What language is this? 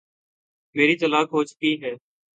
Urdu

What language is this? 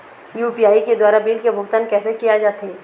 Chhattisgarhi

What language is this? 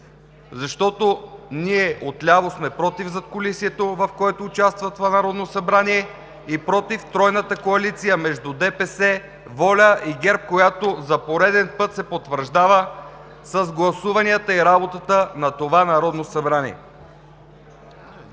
Bulgarian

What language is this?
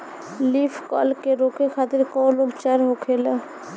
Bhojpuri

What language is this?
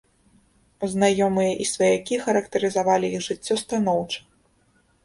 Belarusian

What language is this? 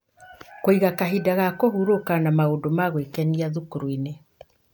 Kikuyu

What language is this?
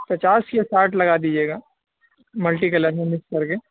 Urdu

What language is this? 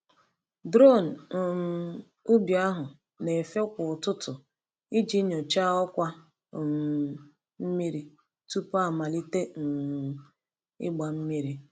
Igbo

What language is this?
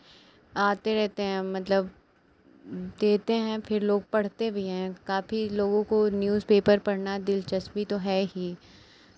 Hindi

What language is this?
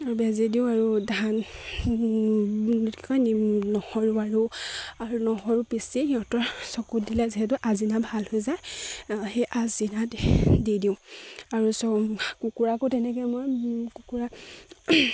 Assamese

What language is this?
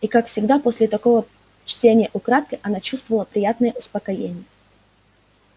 Russian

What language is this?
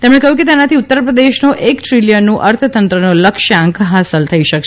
Gujarati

